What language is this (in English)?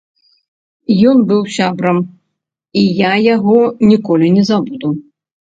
Belarusian